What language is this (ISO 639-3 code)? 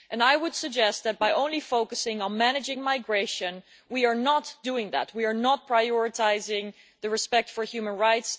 eng